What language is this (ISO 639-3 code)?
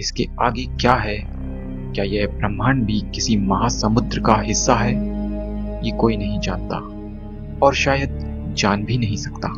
hin